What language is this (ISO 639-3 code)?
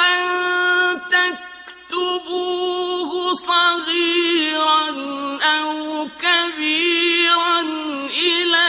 ara